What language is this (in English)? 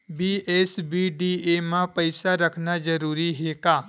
Chhattisgarhi